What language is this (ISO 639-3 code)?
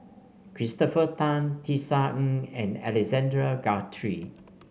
eng